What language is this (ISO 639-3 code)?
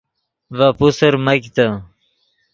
ydg